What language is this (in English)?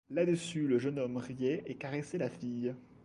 French